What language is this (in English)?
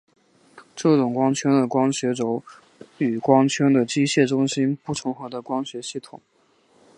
Chinese